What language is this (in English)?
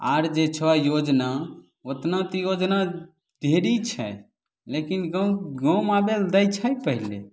Maithili